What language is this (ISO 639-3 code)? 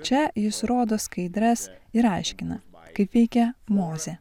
lit